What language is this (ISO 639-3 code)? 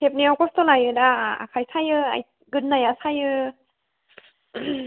brx